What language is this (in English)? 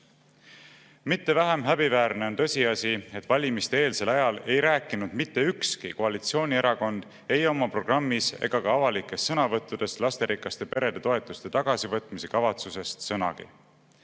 Estonian